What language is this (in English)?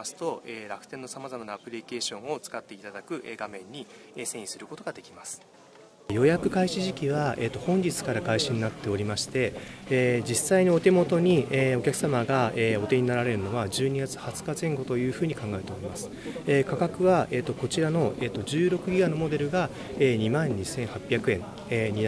Japanese